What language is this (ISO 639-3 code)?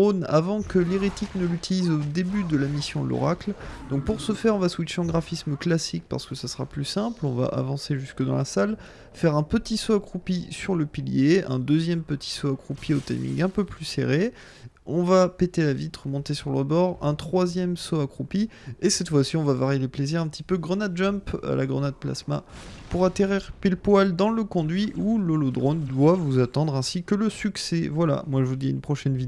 fra